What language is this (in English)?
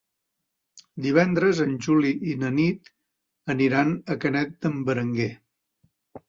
Catalan